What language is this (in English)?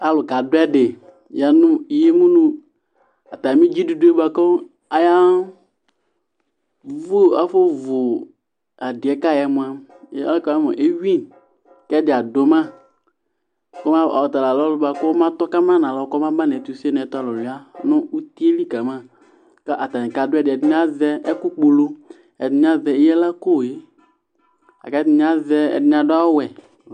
Ikposo